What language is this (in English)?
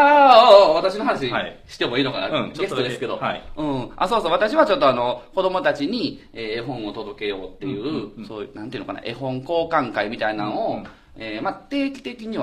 Japanese